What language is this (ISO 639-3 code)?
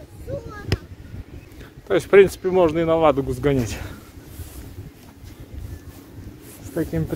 rus